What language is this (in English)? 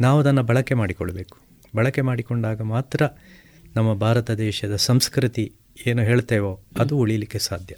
Kannada